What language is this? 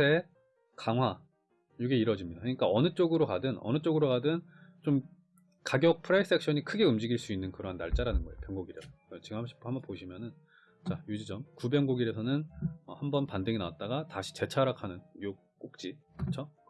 Korean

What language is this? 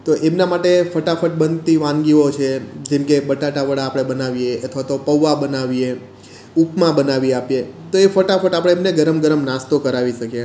Gujarati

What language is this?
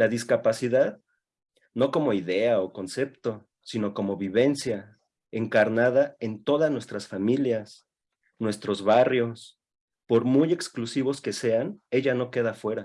Spanish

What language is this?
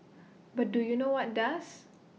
English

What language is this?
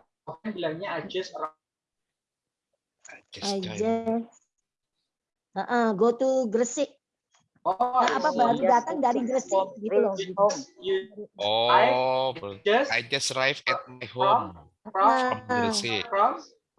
Indonesian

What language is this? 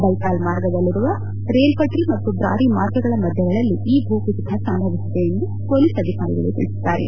Kannada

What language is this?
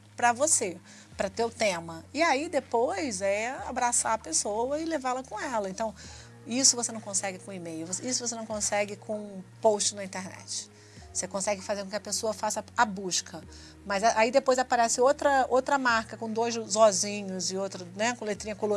Portuguese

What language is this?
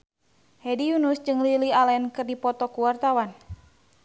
Sundanese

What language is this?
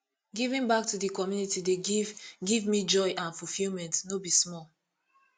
Nigerian Pidgin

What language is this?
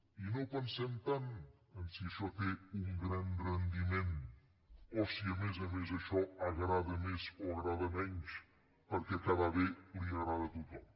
Catalan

